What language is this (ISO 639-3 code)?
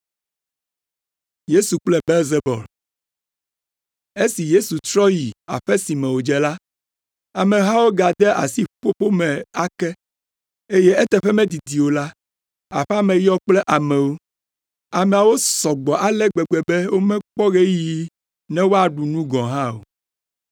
ewe